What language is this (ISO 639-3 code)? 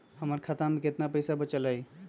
mag